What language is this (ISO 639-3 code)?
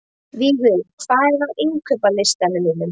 isl